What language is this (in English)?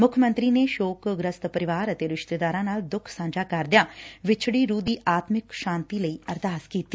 Punjabi